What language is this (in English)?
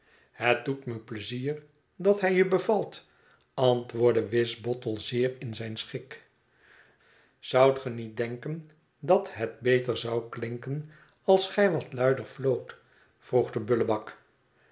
Dutch